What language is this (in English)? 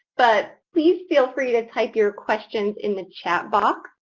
English